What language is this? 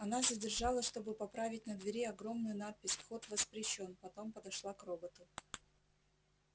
Russian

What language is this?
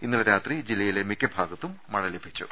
Malayalam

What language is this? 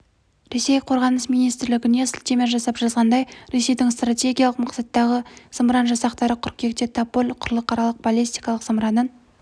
Kazakh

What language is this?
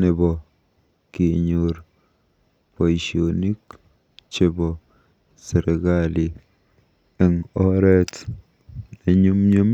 Kalenjin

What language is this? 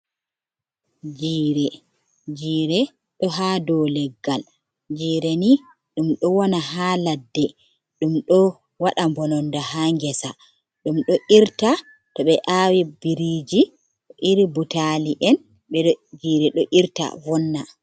Fula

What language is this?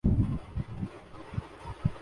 Urdu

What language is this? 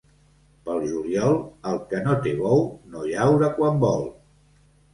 Catalan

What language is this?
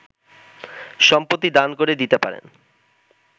Bangla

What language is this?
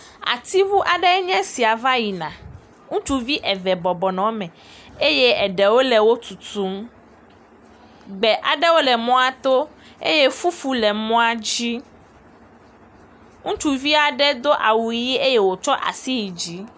Ewe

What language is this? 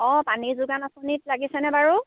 Assamese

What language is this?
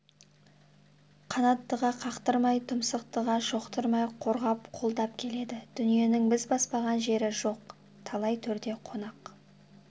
Kazakh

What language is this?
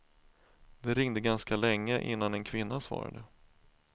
Swedish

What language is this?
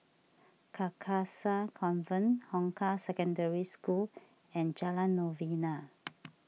English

